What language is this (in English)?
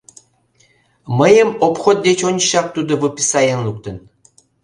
Mari